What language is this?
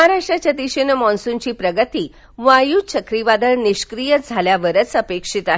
Marathi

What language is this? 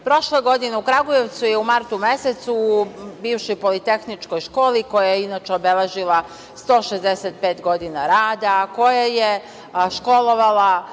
Serbian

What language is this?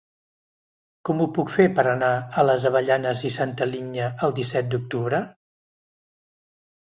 Catalan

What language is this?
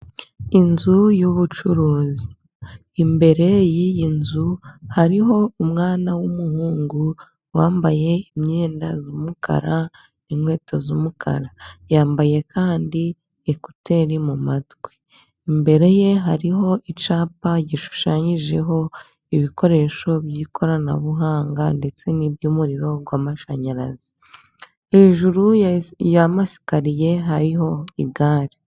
Kinyarwanda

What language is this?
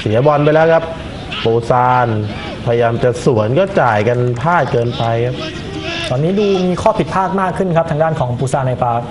Thai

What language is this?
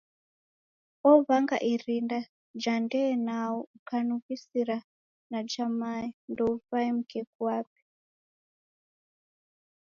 Taita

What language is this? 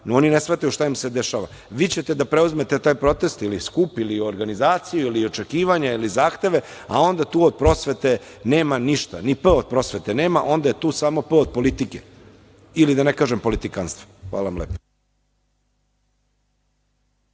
Serbian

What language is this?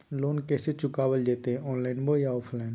Magahi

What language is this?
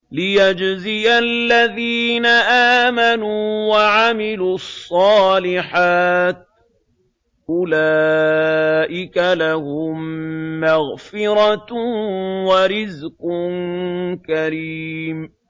Arabic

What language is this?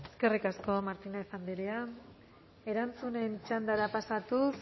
Basque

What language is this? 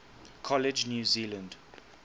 English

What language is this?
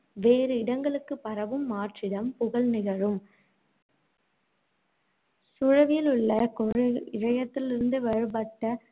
Tamil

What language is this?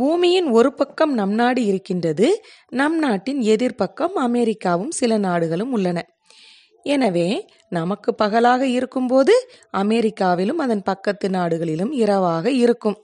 Tamil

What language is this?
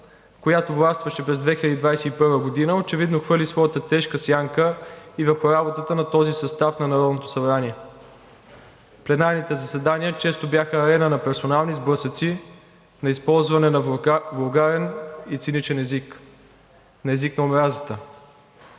Bulgarian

